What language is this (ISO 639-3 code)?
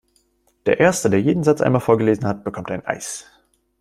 deu